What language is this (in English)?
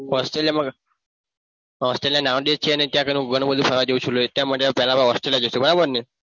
Gujarati